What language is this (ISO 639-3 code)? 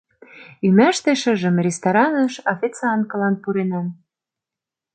chm